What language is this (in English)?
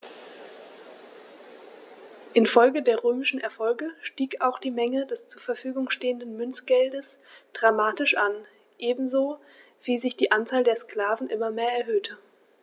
German